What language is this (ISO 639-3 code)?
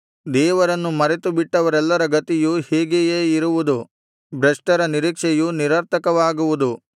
kan